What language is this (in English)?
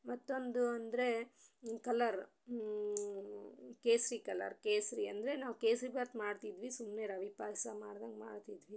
Kannada